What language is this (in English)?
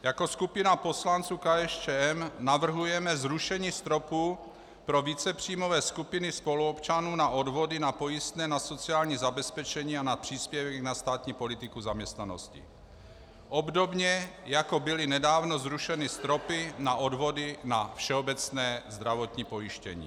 Czech